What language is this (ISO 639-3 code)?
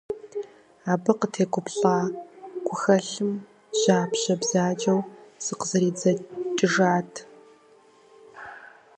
kbd